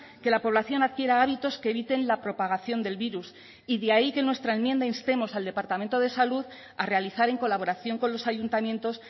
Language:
Spanish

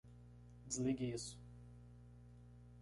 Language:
Portuguese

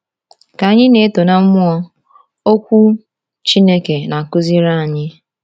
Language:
Igbo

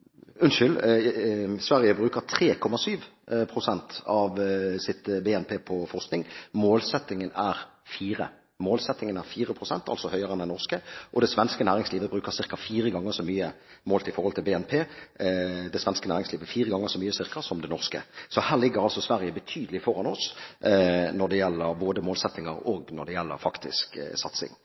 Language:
Norwegian Bokmål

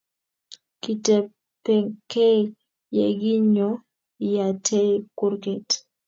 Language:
Kalenjin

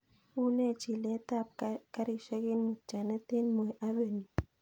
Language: Kalenjin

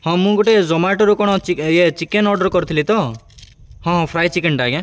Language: Odia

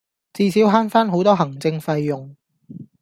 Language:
Cantonese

